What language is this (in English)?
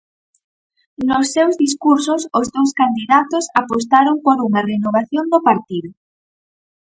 Galician